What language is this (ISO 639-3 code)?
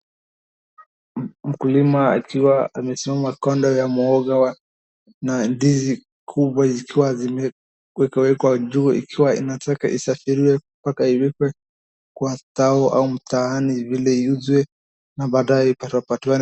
swa